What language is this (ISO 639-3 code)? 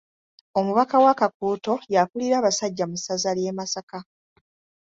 lug